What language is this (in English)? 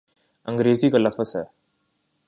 Urdu